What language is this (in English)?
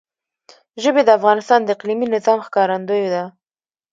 Pashto